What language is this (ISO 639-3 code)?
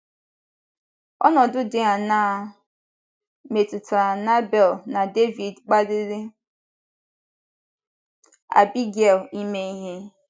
ibo